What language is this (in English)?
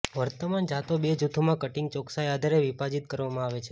Gujarati